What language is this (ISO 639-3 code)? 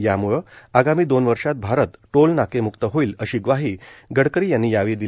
mar